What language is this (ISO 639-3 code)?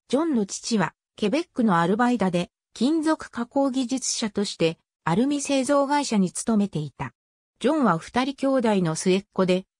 jpn